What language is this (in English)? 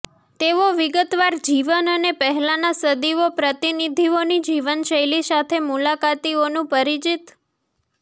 Gujarati